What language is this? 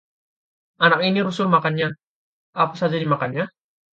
Indonesian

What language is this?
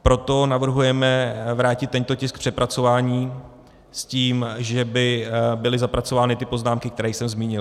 Czech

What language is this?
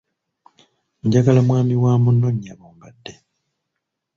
Ganda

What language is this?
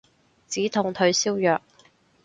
Cantonese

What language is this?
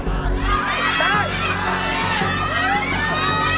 Thai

